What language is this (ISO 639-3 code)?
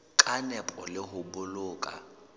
sot